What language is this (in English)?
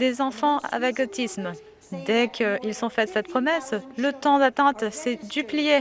French